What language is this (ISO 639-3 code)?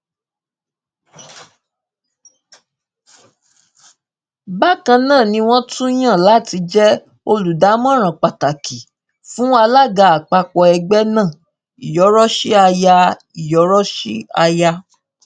yor